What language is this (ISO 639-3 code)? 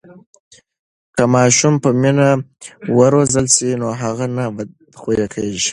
pus